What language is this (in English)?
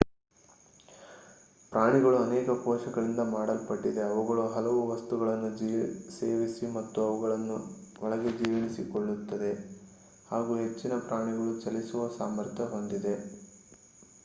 Kannada